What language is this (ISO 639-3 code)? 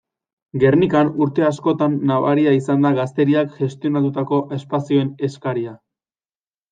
eus